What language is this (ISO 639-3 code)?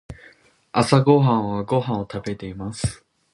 jpn